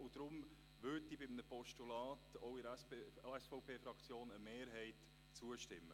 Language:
Swiss German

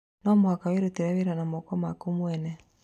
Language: Kikuyu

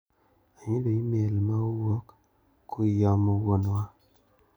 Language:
Luo (Kenya and Tanzania)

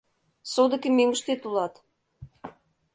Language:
Mari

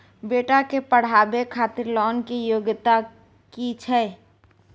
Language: Maithili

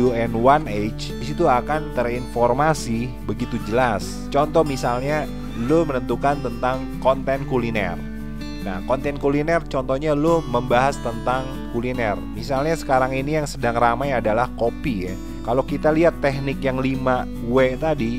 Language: Indonesian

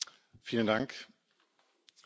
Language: German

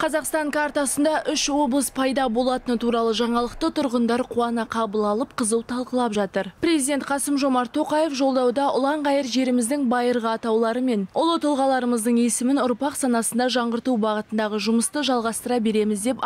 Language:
Turkish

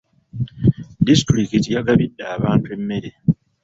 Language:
Ganda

